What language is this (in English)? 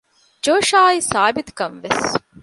Divehi